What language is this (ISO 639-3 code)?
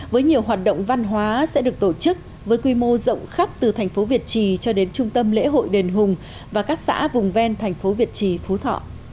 vie